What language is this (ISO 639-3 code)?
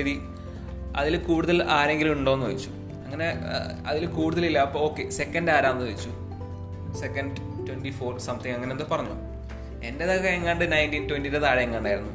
mal